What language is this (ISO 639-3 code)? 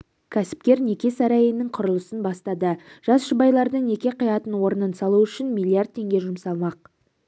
kaz